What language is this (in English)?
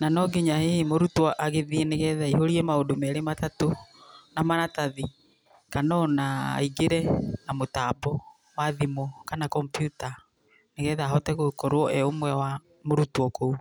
Kikuyu